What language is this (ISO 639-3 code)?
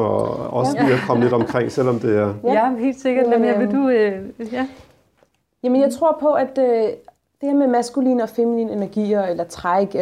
dan